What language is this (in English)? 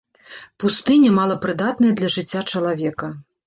Belarusian